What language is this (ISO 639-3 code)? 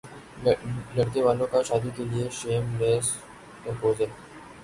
urd